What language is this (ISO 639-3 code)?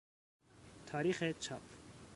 fas